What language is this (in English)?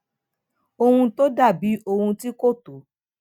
Yoruba